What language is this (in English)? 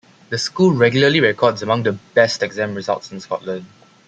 English